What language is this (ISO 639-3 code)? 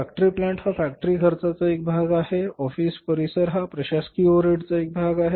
mar